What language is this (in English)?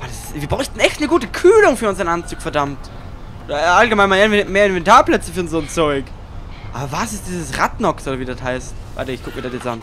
German